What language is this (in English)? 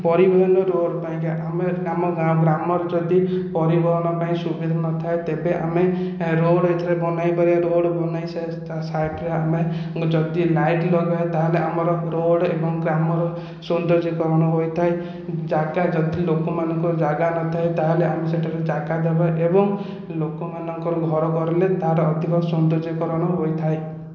Odia